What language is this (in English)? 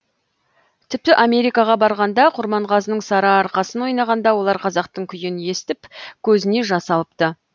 Kazakh